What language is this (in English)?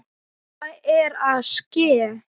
Icelandic